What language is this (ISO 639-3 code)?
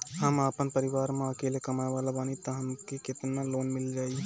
bho